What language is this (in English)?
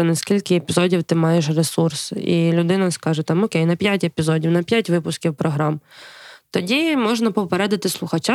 Ukrainian